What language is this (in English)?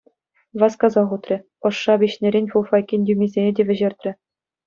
Chuvash